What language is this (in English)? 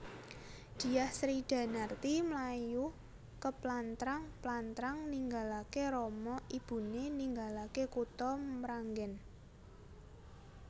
Javanese